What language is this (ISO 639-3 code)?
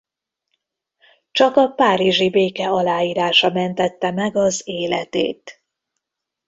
hun